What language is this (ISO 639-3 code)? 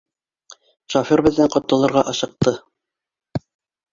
bak